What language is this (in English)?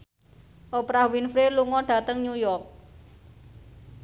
Javanese